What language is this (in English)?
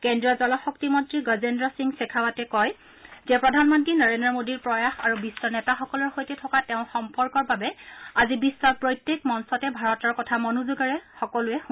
Assamese